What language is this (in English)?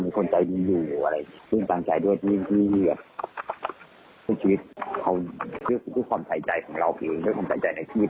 Thai